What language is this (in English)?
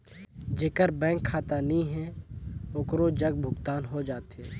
Chhattisgarhi